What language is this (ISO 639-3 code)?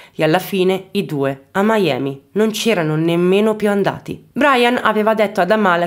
ita